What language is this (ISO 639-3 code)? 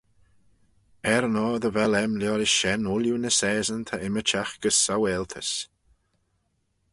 glv